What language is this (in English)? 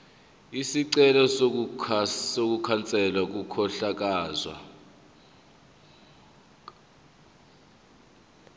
Zulu